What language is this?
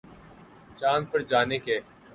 Urdu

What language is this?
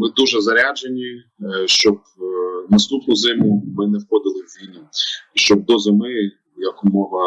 Ukrainian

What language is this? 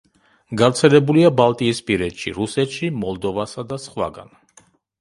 Georgian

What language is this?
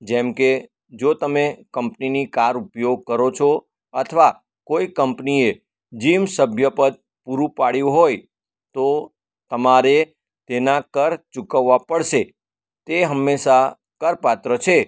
Gujarati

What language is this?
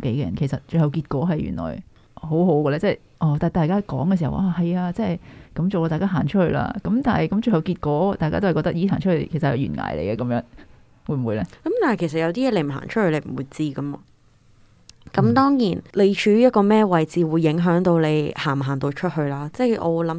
Chinese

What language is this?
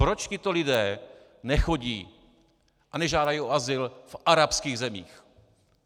Czech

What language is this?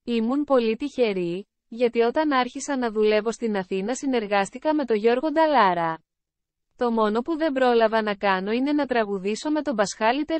Greek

